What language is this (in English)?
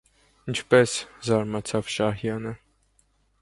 Armenian